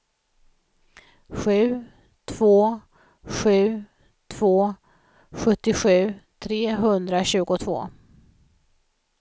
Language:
Swedish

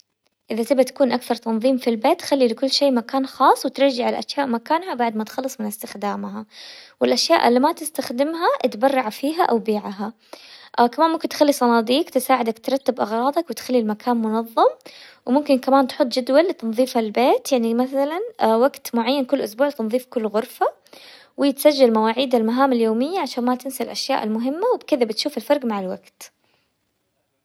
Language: Hijazi Arabic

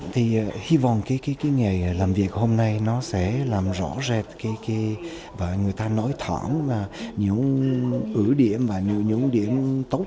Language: Vietnamese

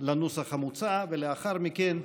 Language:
Hebrew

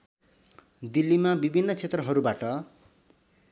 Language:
Nepali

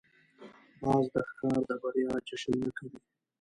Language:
Pashto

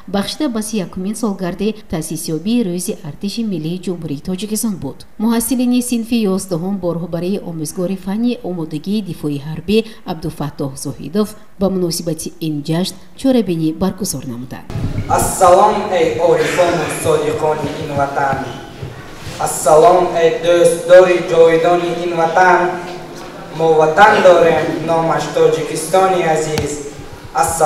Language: Persian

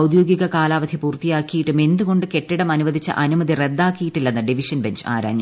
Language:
Malayalam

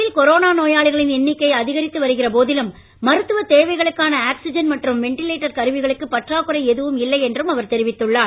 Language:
Tamil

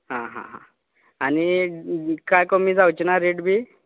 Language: Konkani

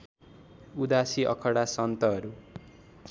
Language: Nepali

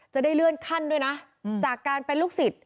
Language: Thai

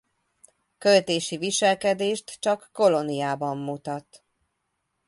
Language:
Hungarian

